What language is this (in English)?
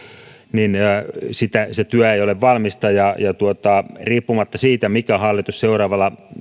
Finnish